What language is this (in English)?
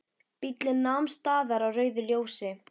Icelandic